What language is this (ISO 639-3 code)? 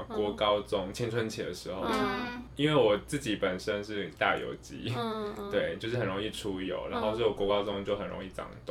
zho